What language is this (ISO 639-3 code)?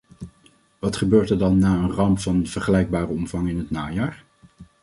nld